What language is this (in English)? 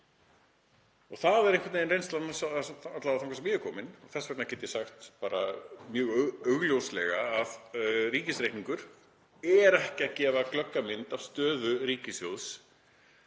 Icelandic